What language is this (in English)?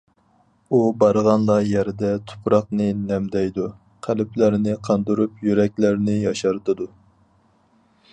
Uyghur